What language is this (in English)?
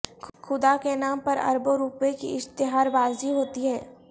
Urdu